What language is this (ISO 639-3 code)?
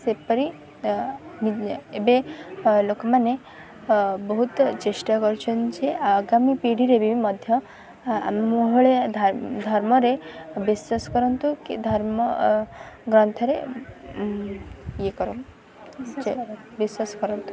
ori